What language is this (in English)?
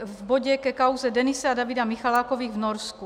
Czech